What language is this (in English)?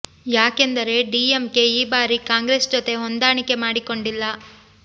Kannada